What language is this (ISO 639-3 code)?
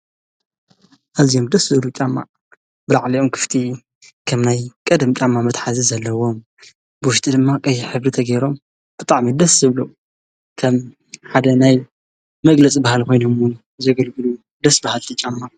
tir